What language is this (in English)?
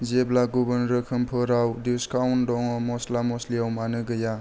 Bodo